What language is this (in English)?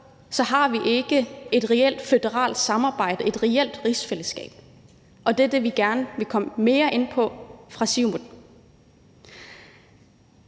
Danish